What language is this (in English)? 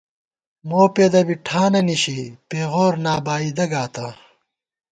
Gawar-Bati